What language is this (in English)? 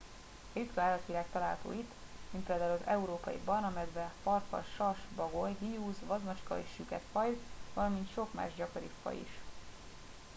Hungarian